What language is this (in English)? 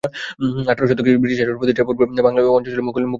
Bangla